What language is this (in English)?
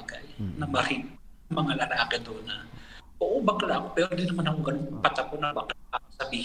Filipino